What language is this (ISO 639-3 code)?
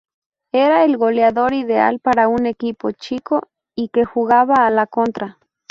spa